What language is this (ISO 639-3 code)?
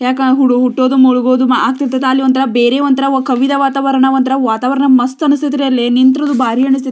kan